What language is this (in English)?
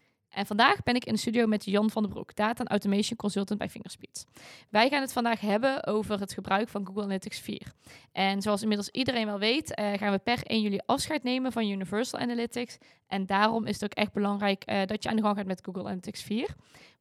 Dutch